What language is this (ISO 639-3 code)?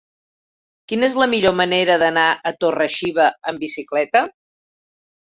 cat